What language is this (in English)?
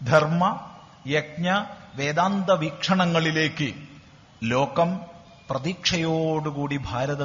Malayalam